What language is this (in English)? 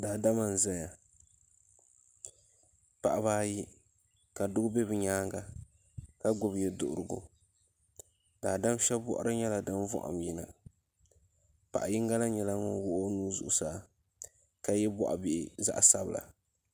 Dagbani